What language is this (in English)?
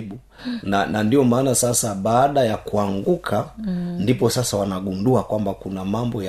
Swahili